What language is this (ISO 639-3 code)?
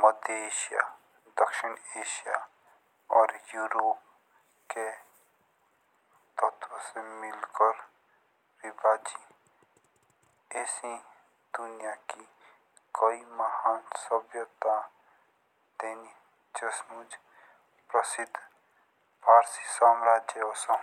jns